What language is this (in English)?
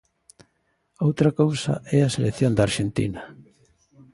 Galician